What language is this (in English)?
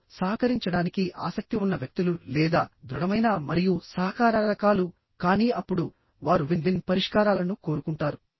Telugu